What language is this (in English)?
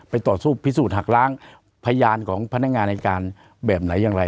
Thai